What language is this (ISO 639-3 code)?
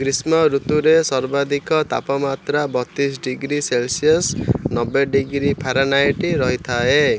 ori